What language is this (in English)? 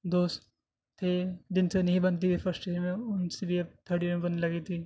Urdu